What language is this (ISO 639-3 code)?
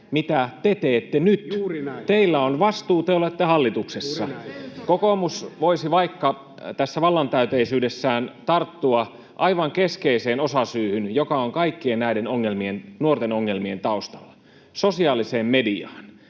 fin